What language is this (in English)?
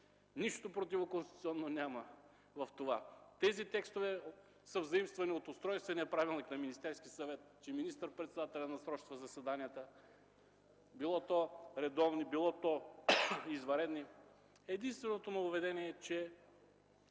Bulgarian